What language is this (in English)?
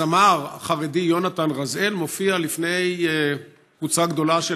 Hebrew